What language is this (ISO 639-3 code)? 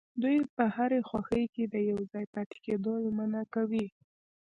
pus